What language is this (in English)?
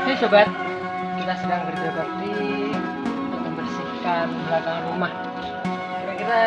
Indonesian